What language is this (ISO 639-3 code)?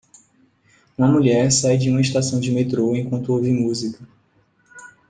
por